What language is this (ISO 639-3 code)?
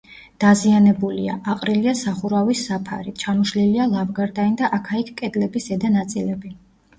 kat